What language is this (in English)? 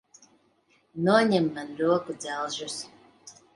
Latvian